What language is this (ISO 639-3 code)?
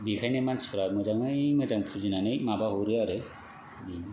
brx